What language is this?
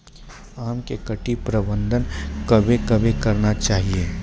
Maithili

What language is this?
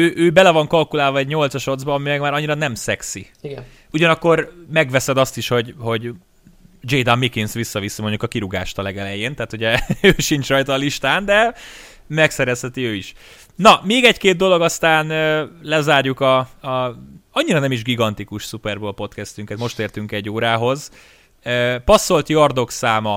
Hungarian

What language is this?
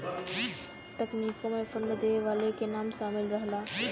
Bhojpuri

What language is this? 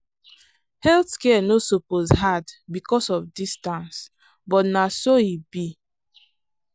Nigerian Pidgin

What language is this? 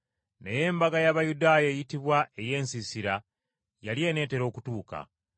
Ganda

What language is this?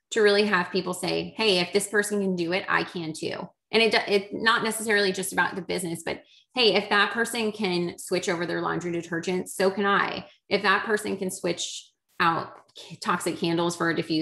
English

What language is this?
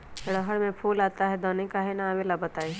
Magahi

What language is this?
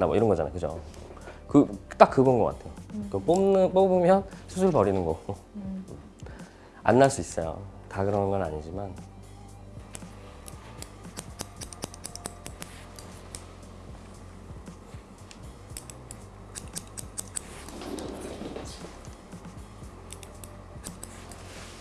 Korean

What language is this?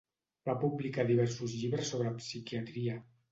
Catalan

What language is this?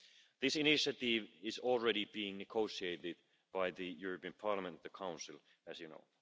English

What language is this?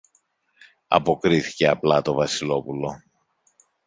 Greek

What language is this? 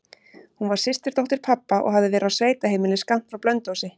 Icelandic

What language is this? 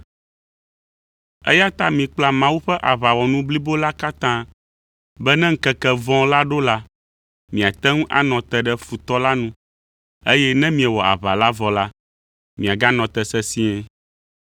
Ewe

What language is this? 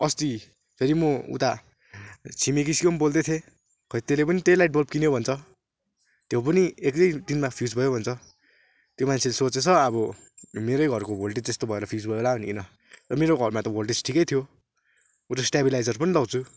Nepali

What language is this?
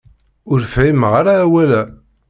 Kabyle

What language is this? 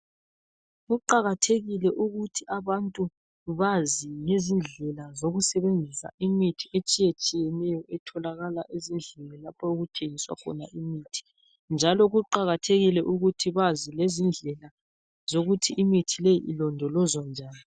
North Ndebele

